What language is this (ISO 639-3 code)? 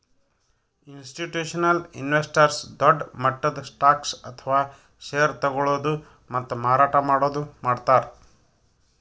kan